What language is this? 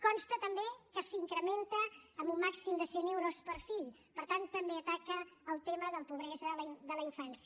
Catalan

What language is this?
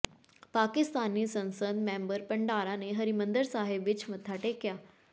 Punjabi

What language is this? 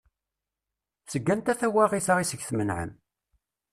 Kabyle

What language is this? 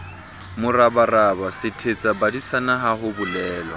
Southern Sotho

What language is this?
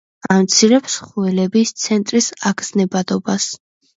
Georgian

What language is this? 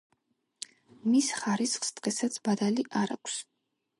Georgian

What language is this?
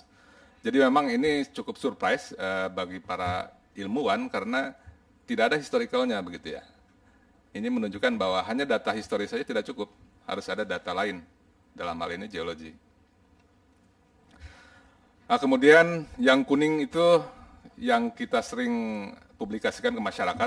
Indonesian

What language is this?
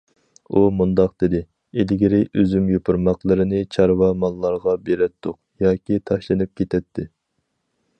Uyghur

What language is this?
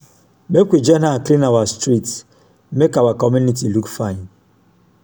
Nigerian Pidgin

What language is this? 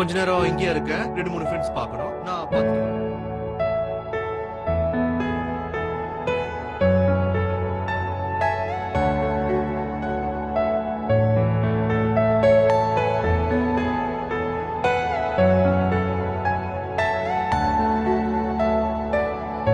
English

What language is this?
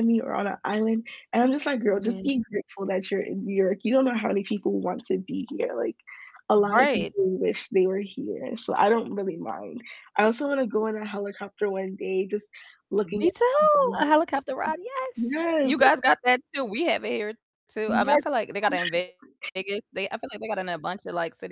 English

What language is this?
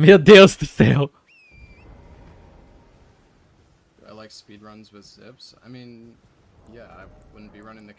Portuguese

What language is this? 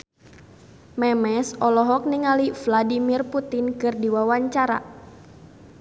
Sundanese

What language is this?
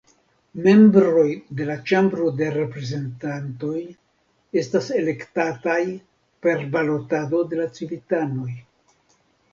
Esperanto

